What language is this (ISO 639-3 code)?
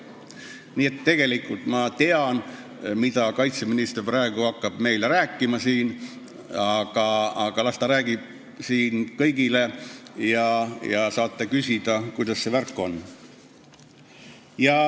est